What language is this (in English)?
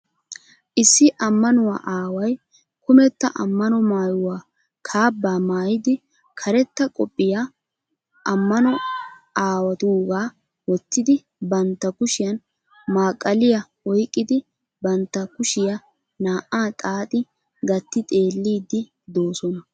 Wolaytta